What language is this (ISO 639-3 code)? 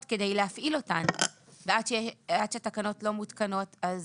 heb